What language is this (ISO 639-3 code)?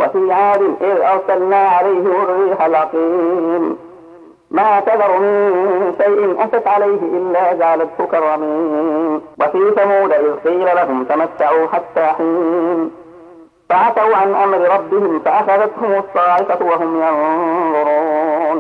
ara